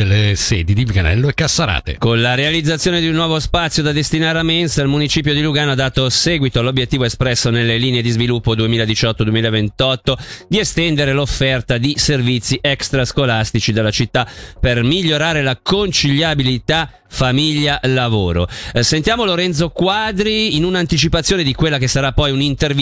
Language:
Italian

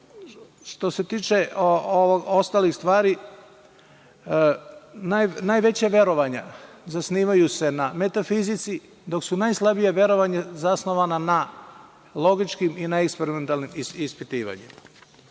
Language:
Serbian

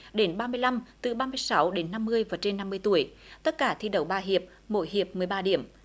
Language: Vietnamese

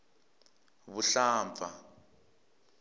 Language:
Tsonga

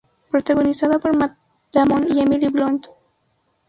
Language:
Spanish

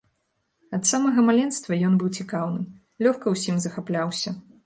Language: Belarusian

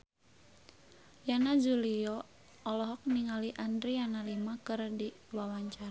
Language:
Sundanese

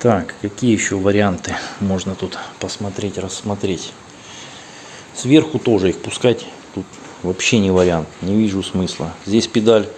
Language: Russian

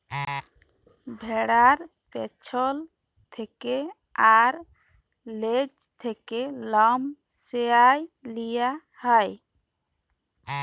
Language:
Bangla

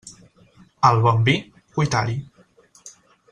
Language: Catalan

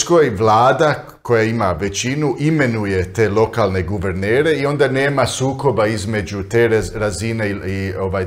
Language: Croatian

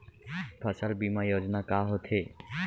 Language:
Chhattisgarhi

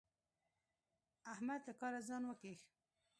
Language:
Pashto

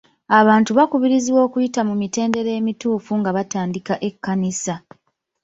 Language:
Ganda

